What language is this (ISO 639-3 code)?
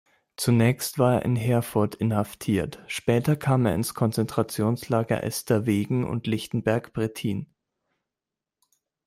deu